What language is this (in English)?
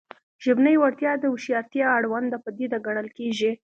Pashto